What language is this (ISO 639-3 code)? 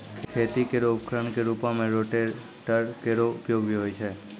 mai